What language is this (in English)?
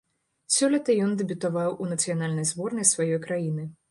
Belarusian